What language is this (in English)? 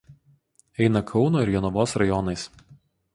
Lithuanian